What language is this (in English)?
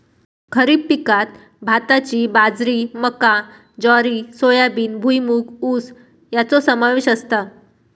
Marathi